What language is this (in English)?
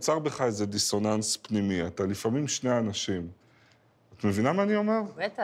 Hebrew